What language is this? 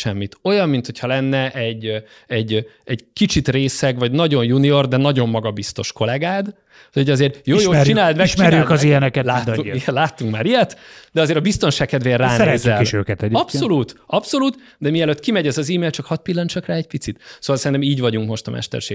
Hungarian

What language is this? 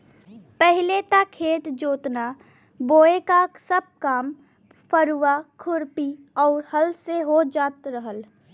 Bhojpuri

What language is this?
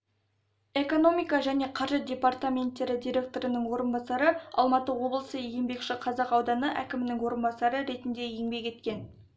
Kazakh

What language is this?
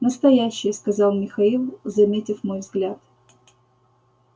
Russian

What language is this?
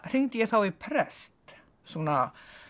Icelandic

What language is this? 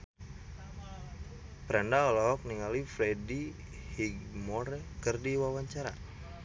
Sundanese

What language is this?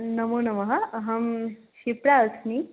Sanskrit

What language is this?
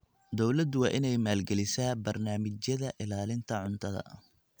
Somali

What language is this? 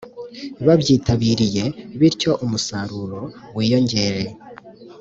Kinyarwanda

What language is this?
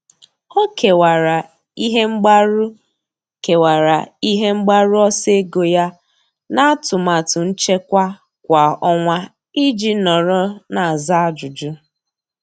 Igbo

